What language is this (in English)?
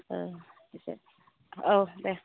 Bodo